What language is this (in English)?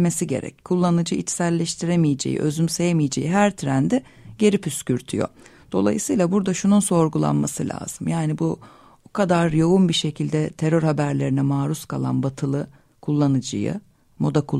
Turkish